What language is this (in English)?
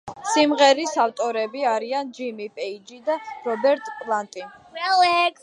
Georgian